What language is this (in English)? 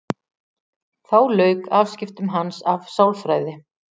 Icelandic